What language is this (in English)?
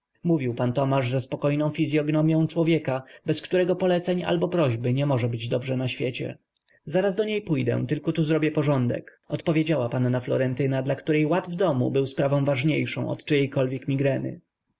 Polish